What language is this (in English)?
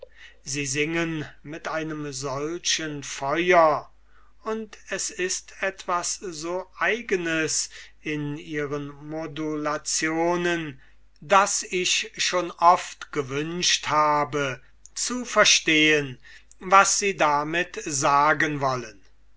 German